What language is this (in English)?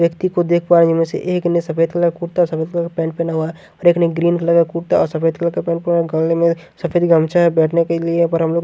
Hindi